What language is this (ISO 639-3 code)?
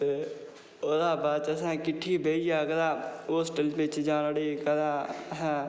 doi